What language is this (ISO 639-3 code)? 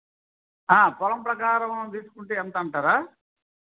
tel